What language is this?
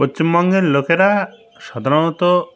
Bangla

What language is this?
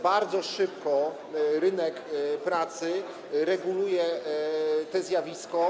Polish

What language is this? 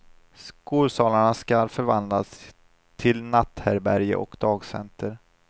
Swedish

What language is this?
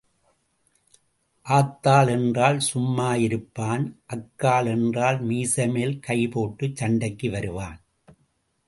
Tamil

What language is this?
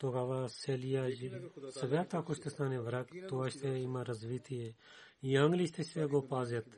Bulgarian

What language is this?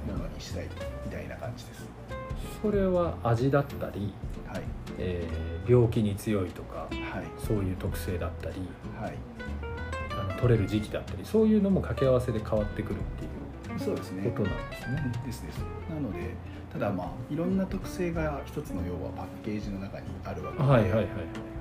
Japanese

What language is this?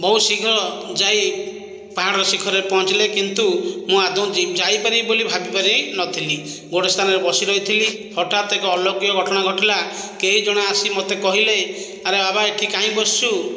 Odia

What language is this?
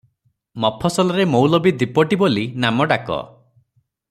Odia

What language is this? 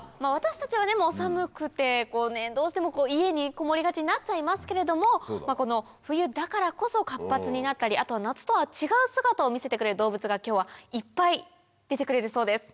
Japanese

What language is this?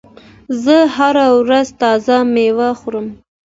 Pashto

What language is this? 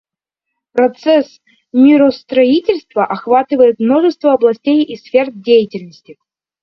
Russian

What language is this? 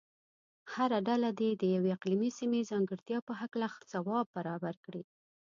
Pashto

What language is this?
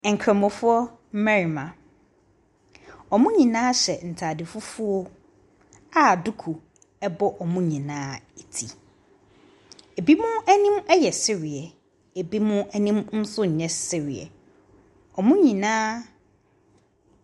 Akan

